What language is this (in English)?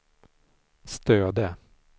Swedish